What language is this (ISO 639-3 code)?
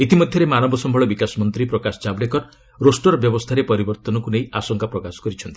ori